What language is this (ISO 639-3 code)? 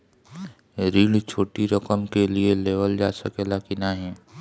bho